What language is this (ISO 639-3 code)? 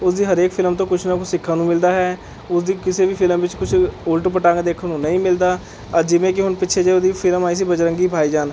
pan